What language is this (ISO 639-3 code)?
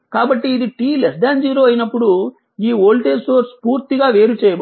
tel